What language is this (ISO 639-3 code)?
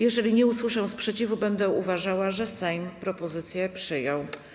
pol